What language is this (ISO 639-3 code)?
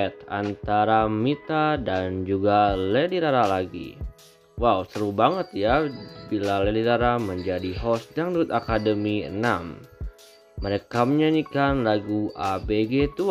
ind